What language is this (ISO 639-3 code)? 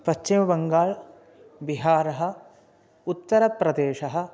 san